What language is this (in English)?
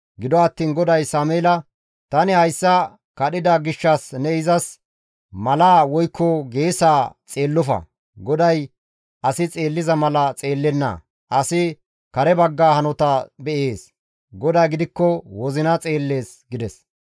Gamo